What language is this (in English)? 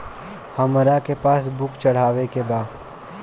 Bhojpuri